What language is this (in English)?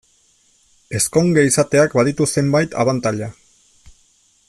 Basque